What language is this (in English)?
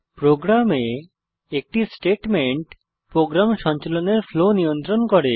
Bangla